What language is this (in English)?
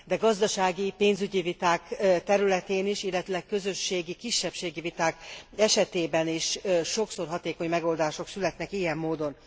Hungarian